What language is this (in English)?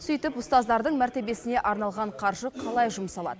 Kazakh